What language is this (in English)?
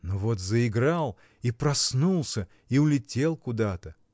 Russian